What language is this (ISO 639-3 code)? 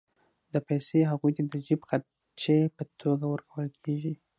pus